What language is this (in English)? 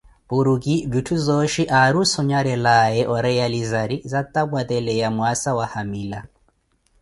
Koti